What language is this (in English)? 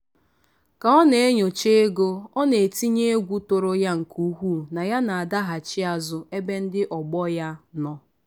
Igbo